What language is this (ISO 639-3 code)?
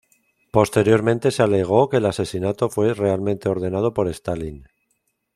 spa